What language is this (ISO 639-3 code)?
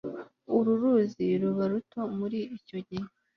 kin